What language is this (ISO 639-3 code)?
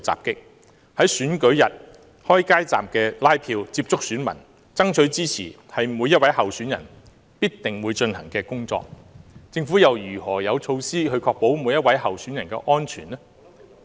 yue